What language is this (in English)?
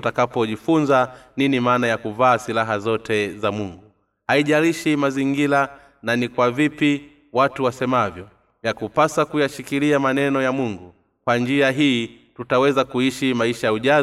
Swahili